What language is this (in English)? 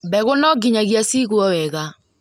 Kikuyu